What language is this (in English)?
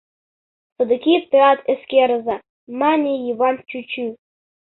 Mari